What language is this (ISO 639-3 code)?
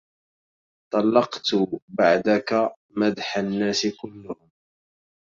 ara